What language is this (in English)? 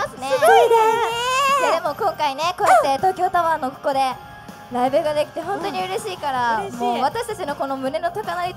Japanese